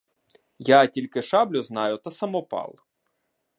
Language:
Ukrainian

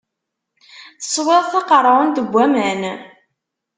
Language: Kabyle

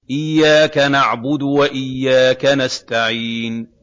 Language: Arabic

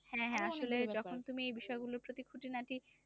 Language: Bangla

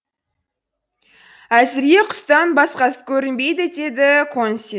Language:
Kazakh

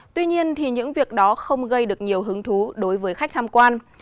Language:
Vietnamese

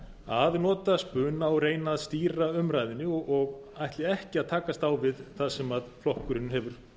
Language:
Icelandic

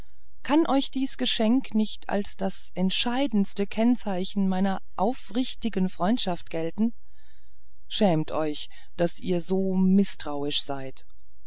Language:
German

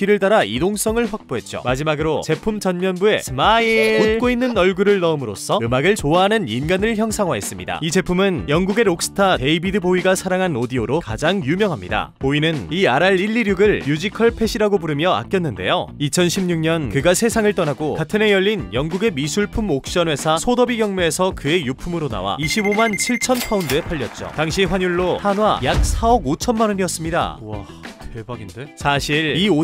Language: Korean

